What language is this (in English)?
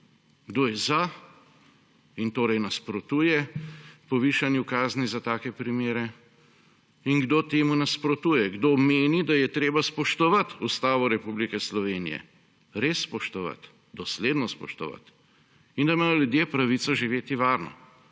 Slovenian